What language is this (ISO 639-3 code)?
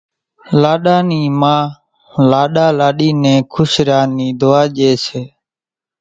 gjk